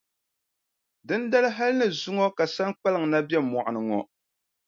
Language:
Dagbani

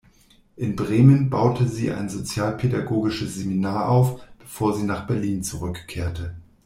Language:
German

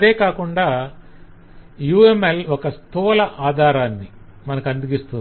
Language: Telugu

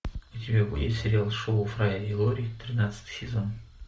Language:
Russian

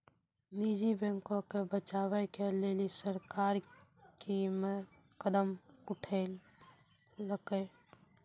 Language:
Maithili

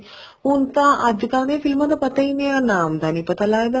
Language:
Punjabi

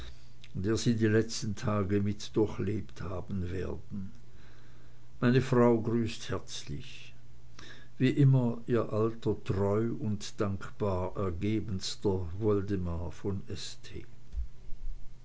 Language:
German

